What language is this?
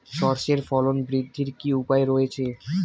Bangla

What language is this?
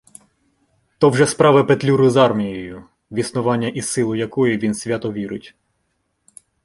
Ukrainian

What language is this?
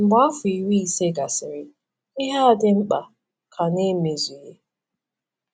Igbo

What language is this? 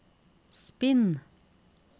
Norwegian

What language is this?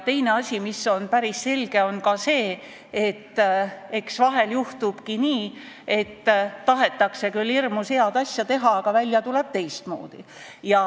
Estonian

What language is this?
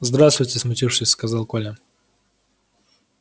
Russian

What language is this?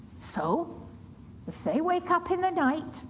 English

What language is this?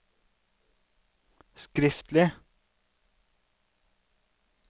Norwegian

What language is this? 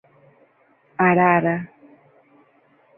Portuguese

